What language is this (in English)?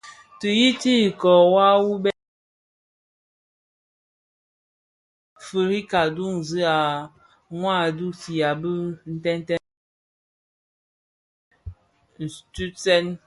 Bafia